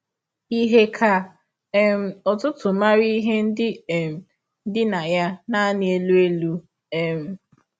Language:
Igbo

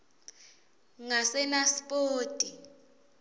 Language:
Swati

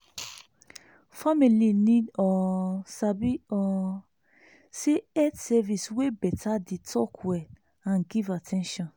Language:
Nigerian Pidgin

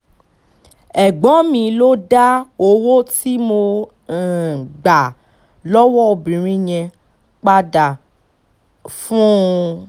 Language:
Yoruba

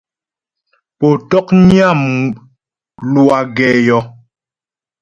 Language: Ghomala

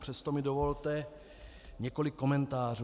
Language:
Czech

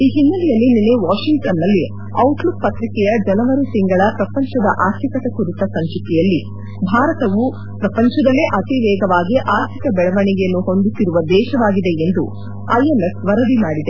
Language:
Kannada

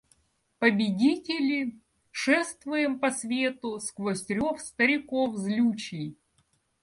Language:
Russian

